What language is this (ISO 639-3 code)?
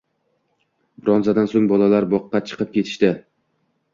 uzb